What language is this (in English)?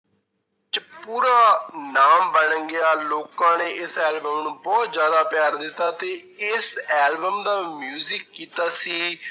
Punjabi